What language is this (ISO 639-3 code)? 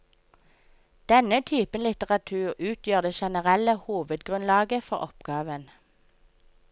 nor